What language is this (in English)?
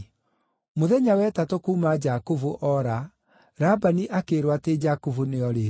Kikuyu